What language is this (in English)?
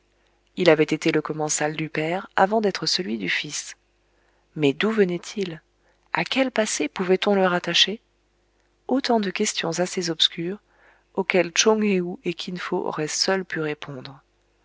French